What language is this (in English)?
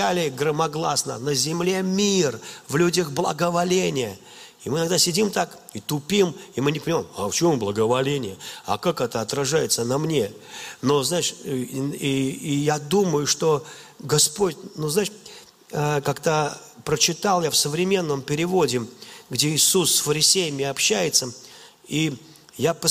Russian